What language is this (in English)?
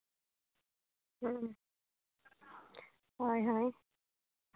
Santali